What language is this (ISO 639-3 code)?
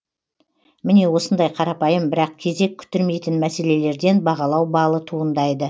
kaz